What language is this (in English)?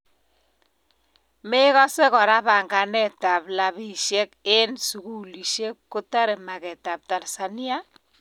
Kalenjin